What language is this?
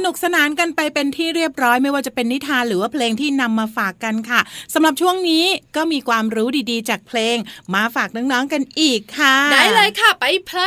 Thai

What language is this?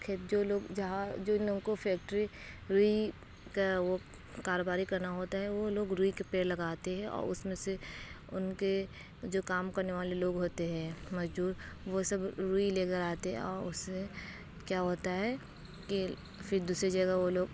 Urdu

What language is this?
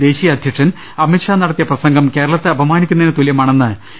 Malayalam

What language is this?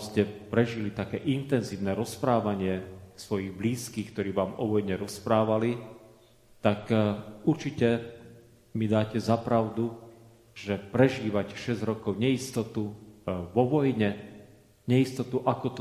Slovak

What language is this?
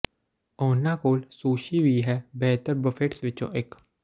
Punjabi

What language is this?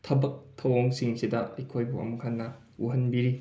Manipuri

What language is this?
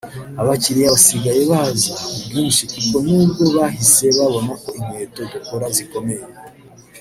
Kinyarwanda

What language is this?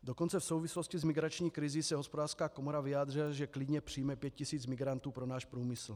Czech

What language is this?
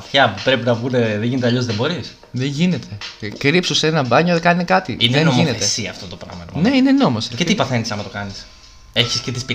Greek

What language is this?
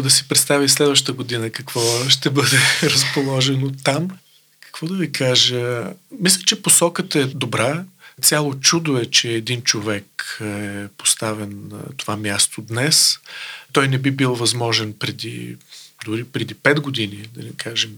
Bulgarian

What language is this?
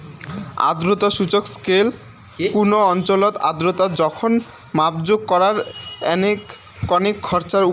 Bangla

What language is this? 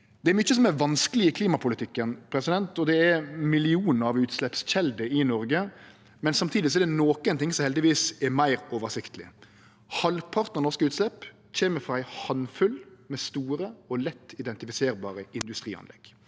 Norwegian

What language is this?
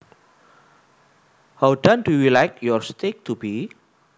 Javanese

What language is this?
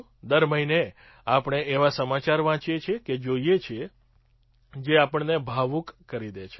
Gujarati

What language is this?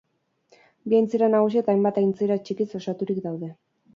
Basque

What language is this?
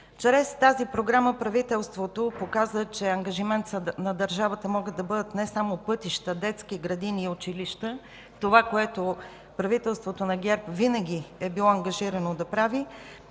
Bulgarian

